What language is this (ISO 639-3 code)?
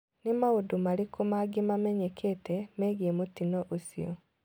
kik